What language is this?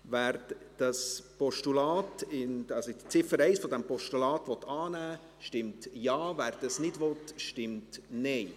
Swiss German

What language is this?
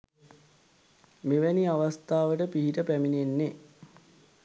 Sinhala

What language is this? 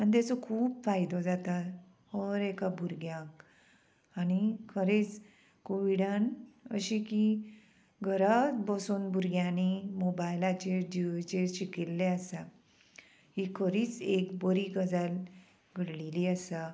Konkani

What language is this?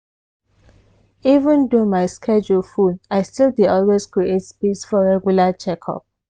Nigerian Pidgin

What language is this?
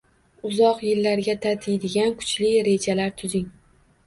Uzbek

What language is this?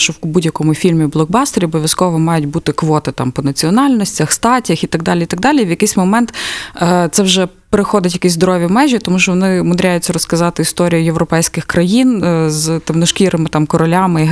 Ukrainian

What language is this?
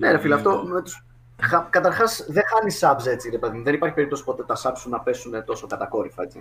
Greek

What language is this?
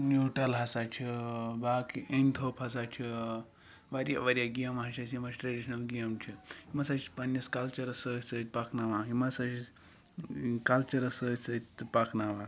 Kashmiri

